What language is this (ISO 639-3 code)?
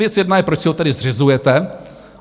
ces